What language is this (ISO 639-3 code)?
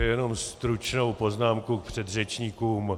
ces